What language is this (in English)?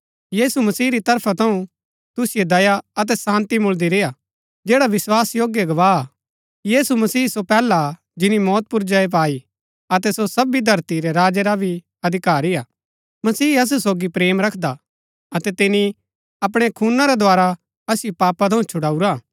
Gaddi